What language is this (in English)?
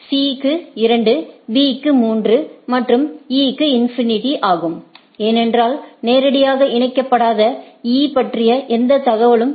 Tamil